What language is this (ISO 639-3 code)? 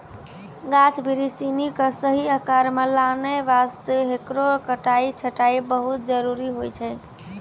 mai